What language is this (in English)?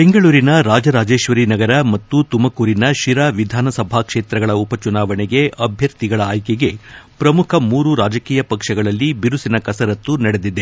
Kannada